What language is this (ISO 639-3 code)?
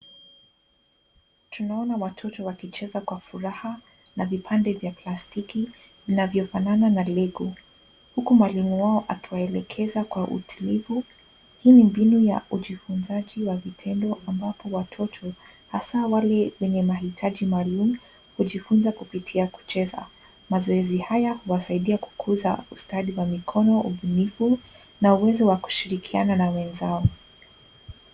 swa